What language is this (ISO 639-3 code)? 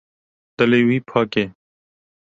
kur